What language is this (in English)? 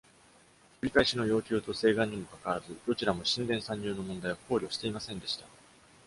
Japanese